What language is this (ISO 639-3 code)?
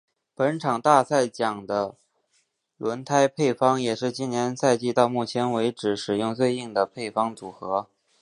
zho